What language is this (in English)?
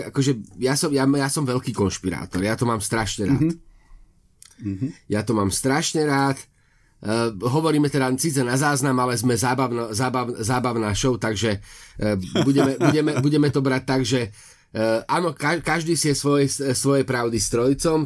Slovak